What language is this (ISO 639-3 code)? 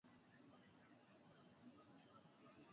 swa